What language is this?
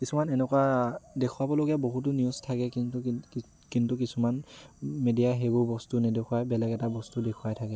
Assamese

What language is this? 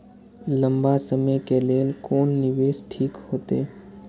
Maithili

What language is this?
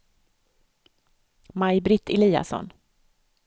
Swedish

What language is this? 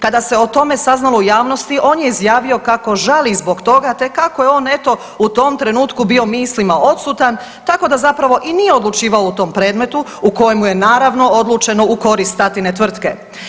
Croatian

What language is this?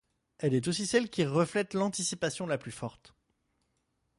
French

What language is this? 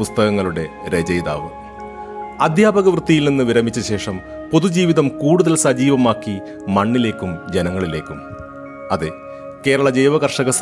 Malayalam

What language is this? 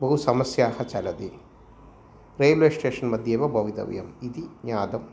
Sanskrit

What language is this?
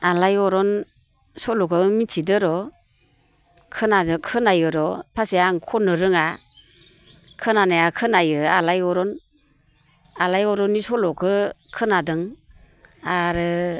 Bodo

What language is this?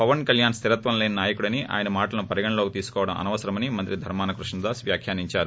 Telugu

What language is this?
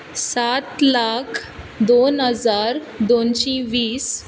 Konkani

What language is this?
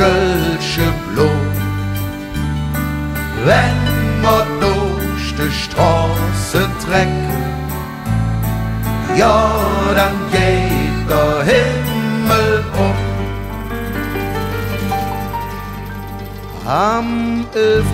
Bulgarian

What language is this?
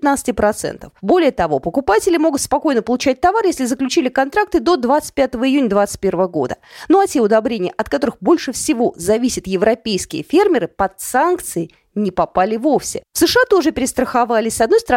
Russian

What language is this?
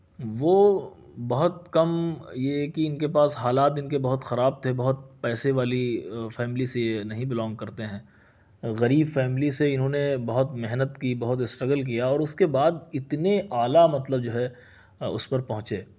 Urdu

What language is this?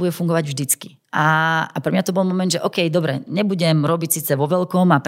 Slovak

